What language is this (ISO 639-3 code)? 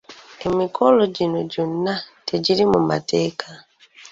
lug